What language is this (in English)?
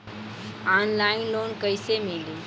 Bhojpuri